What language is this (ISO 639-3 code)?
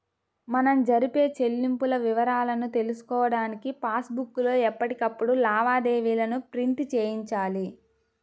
tel